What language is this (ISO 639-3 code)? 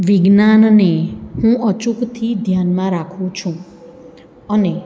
guj